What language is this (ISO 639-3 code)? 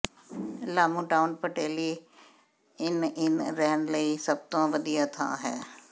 pan